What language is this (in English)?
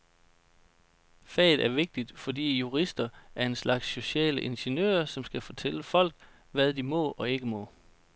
Danish